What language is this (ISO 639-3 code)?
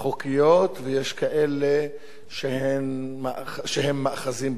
heb